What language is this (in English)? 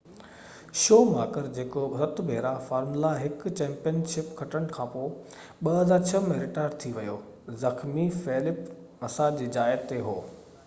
Sindhi